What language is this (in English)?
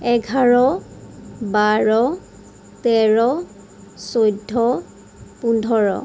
Assamese